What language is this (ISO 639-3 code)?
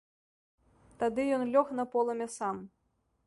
bel